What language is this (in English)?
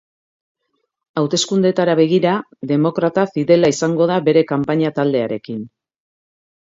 Basque